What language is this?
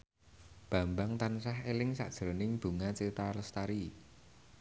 Javanese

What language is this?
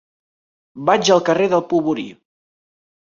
Catalan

